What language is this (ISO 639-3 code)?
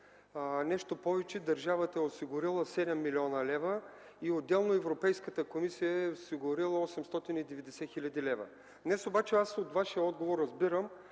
bul